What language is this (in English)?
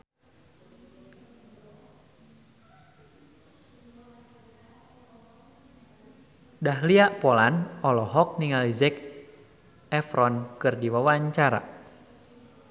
Sundanese